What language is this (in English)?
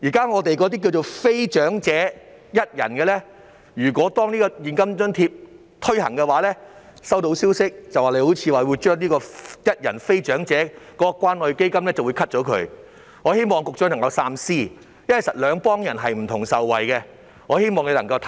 Cantonese